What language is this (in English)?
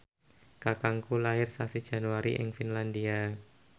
Javanese